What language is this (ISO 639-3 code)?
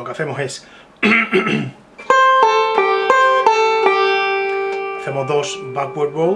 spa